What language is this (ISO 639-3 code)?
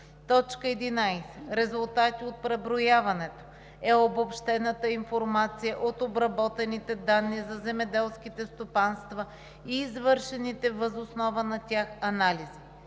bul